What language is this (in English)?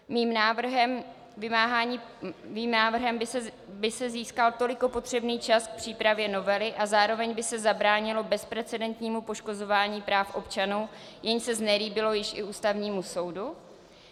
Czech